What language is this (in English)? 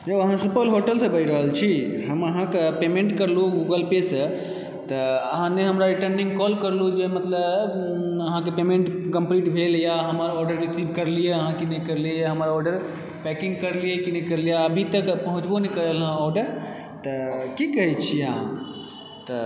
Maithili